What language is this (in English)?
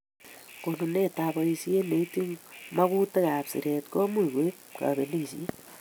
Kalenjin